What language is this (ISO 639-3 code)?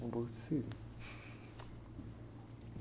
por